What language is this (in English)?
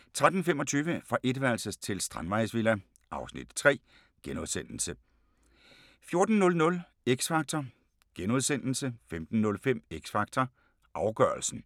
Danish